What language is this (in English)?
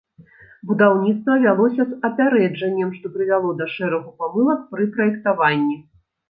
Belarusian